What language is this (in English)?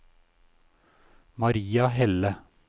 Norwegian